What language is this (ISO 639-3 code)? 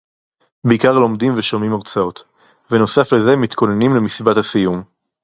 heb